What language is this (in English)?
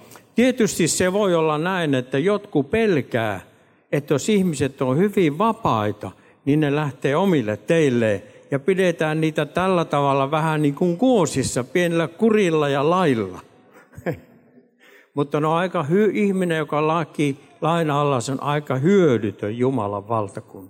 Finnish